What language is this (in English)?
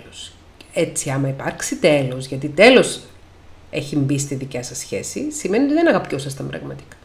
Greek